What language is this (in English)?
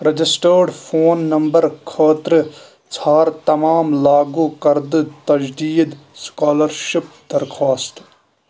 Kashmiri